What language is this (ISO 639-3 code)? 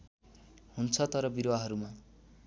nep